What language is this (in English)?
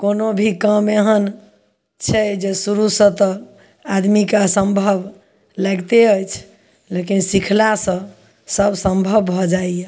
Maithili